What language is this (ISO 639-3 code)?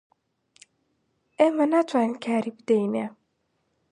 ckb